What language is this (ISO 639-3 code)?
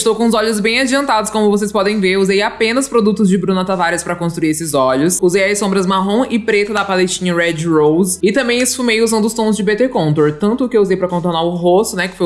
por